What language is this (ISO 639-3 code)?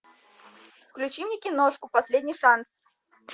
rus